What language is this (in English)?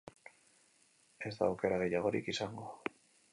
Basque